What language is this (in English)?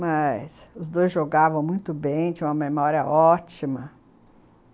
Portuguese